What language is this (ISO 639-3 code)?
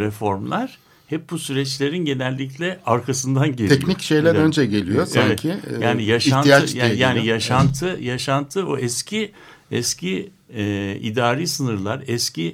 tur